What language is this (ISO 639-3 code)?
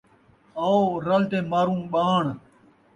skr